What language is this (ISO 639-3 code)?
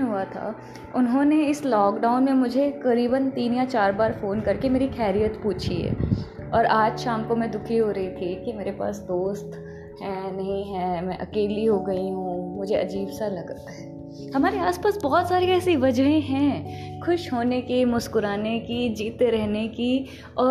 hin